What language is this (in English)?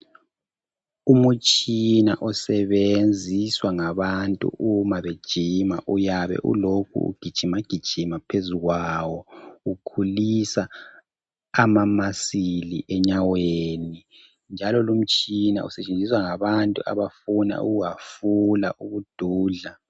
North Ndebele